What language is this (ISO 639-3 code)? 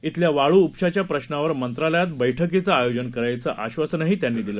mar